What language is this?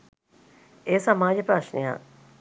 Sinhala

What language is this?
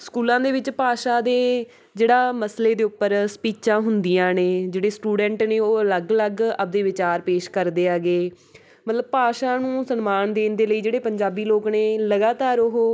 Punjabi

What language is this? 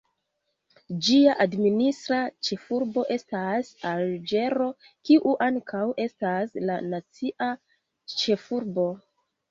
Esperanto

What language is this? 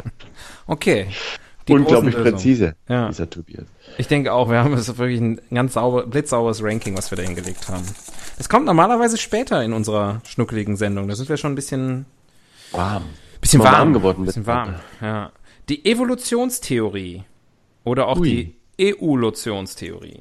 German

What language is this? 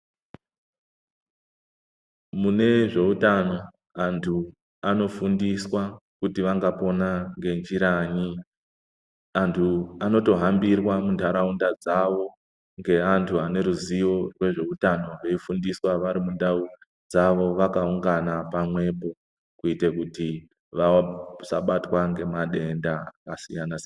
Ndau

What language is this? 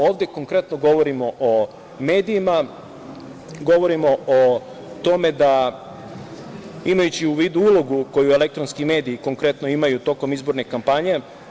Serbian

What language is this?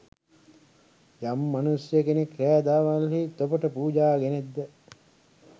Sinhala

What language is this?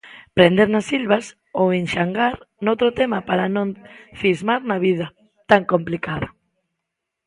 Galician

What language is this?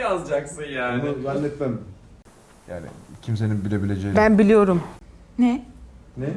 Turkish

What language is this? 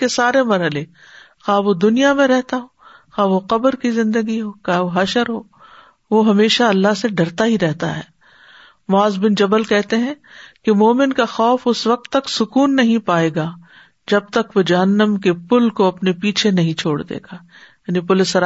Urdu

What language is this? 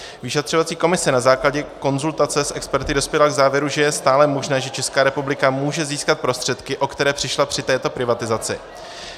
Czech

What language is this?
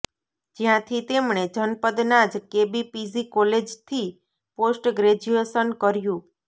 Gujarati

